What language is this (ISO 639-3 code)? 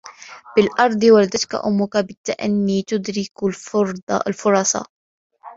ara